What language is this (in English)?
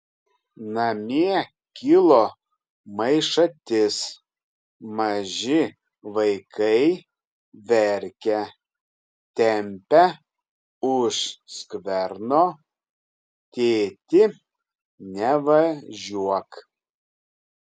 Lithuanian